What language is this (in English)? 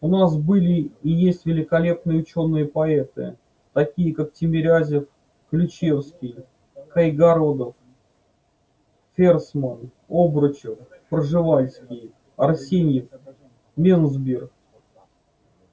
Russian